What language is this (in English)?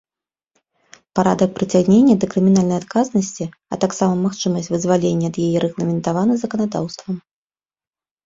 Belarusian